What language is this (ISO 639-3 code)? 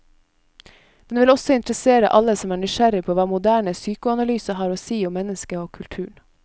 nor